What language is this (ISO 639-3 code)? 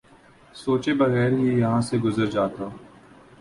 urd